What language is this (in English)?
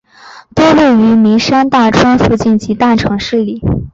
Chinese